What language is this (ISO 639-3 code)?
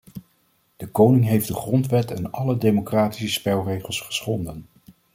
nld